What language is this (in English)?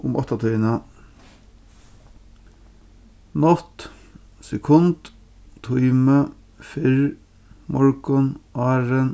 Faroese